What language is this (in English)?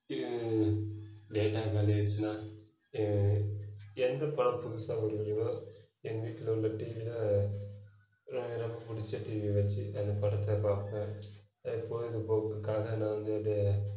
Tamil